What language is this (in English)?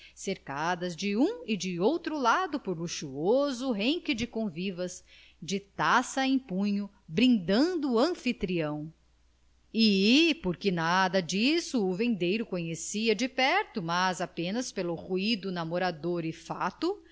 Portuguese